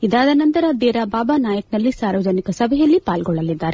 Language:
Kannada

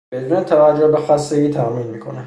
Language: Persian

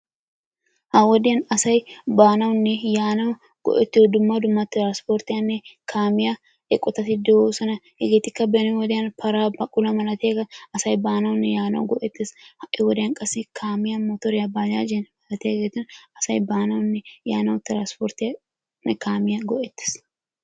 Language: Wolaytta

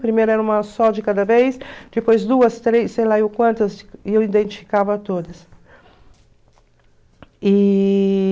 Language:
Portuguese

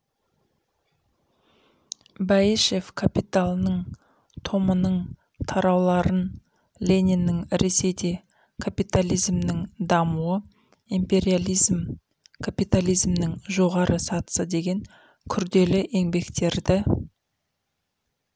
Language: Kazakh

